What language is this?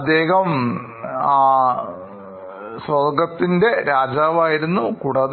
Malayalam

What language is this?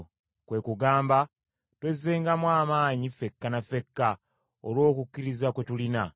Ganda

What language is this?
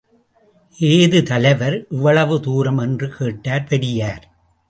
Tamil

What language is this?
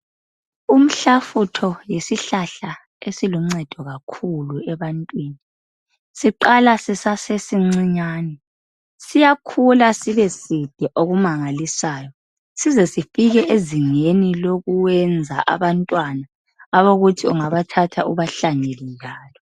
North Ndebele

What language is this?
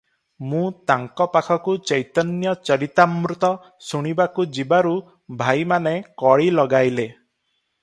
Odia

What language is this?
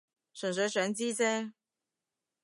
Cantonese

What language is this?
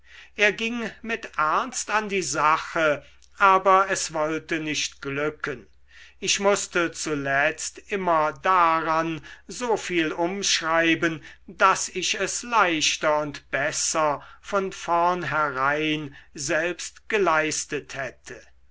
German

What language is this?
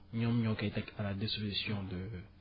Wolof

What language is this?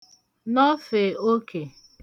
Igbo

